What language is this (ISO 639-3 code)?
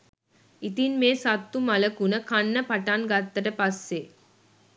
sin